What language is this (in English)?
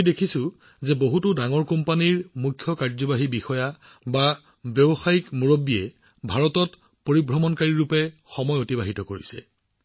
Assamese